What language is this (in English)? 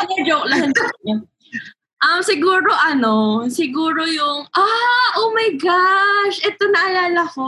Filipino